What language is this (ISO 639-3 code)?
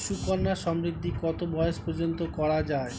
ben